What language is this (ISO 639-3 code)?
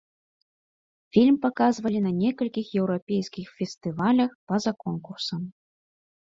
bel